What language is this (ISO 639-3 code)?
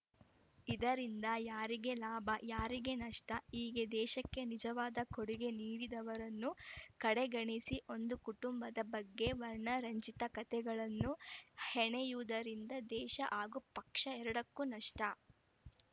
kan